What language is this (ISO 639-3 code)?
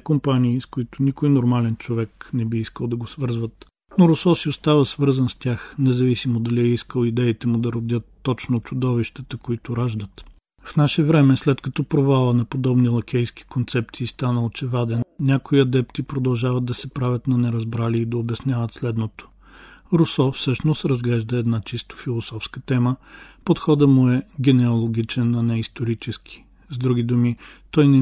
bul